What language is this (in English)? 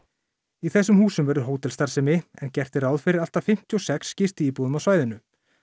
Icelandic